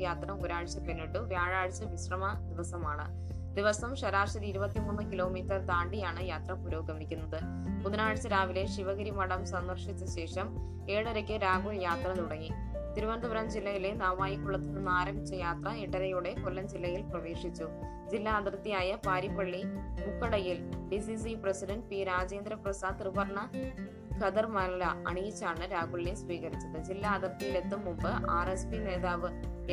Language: Malayalam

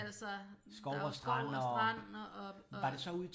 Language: Danish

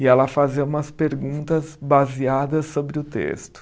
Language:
Portuguese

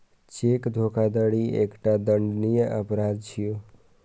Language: Maithili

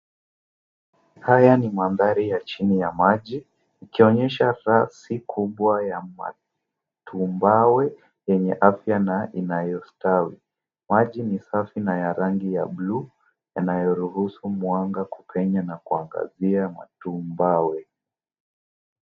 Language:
Swahili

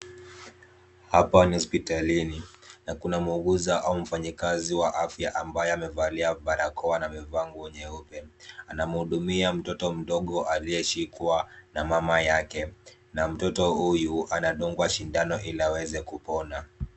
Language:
Swahili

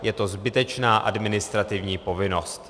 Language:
Czech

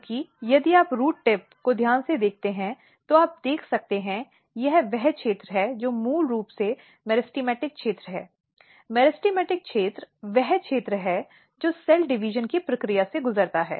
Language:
Hindi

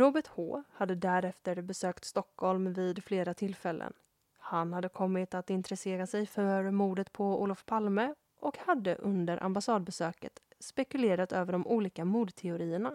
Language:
Swedish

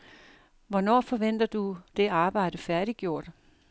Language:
Danish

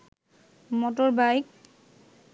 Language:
Bangla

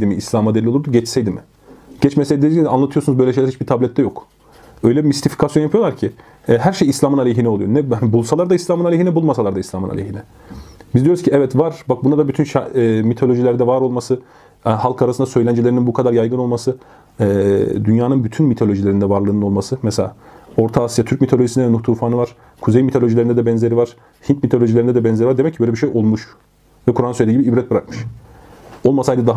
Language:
Turkish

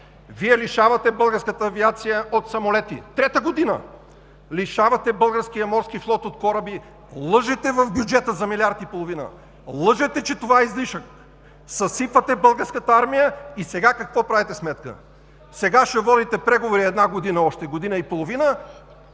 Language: Bulgarian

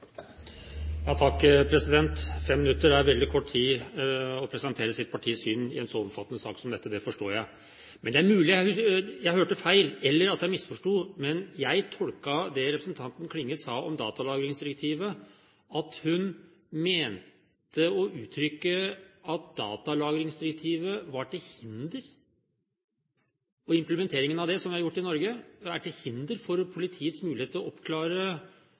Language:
Norwegian Bokmål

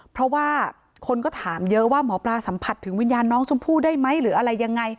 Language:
Thai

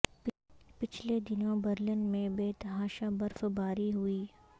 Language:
Urdu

